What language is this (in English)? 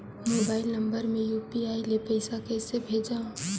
Chhattisgarhi